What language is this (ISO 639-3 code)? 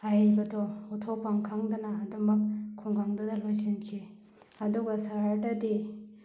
mni